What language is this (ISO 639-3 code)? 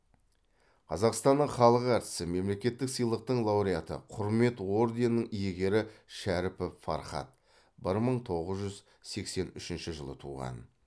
kaz